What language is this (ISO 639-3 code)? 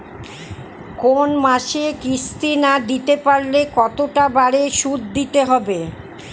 ben